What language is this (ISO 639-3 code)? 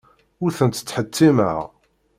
kab